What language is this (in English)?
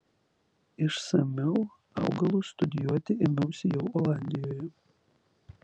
Lithuanian